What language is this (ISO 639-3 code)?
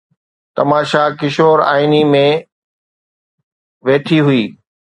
snd